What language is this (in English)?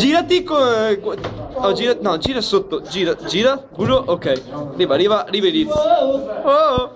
Italian